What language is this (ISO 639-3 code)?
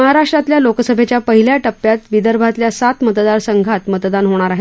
mar